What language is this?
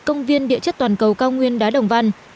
Vietnamese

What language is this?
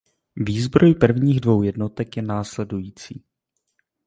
Czech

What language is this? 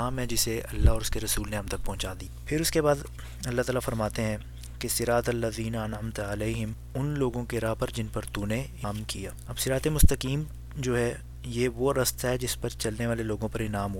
Urdu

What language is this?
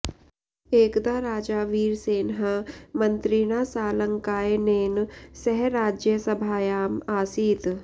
Sanskrit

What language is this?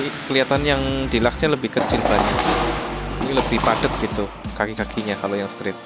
Indonesian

